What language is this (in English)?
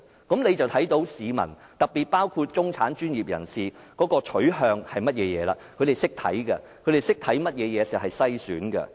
Cantonese